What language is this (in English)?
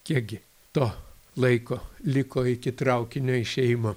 Lithuanian